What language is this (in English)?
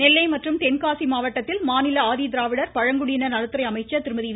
Tamil